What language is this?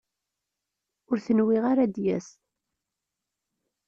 Kabyle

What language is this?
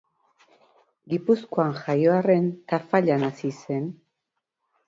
Basque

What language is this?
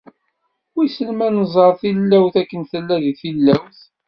Kabyle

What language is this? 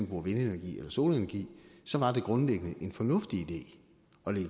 Danish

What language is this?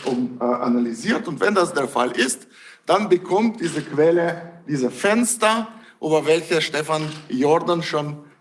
German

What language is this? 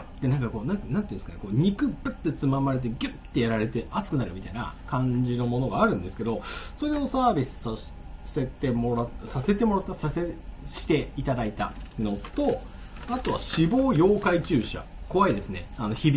Japanese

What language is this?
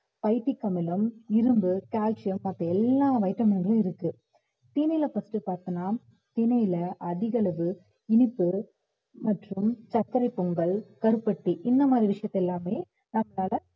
Tamil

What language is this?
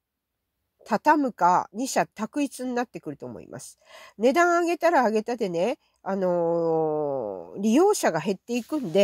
Japanese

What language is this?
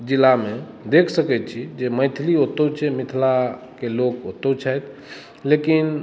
Maithili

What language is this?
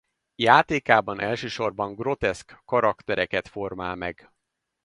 Hungarian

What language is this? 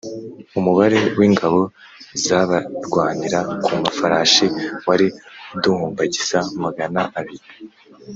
Kinyarwanda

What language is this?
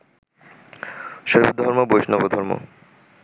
Bangla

